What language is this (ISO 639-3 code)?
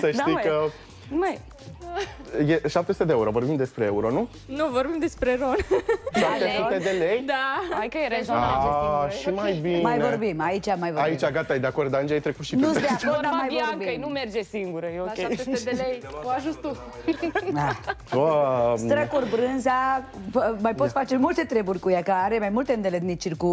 ron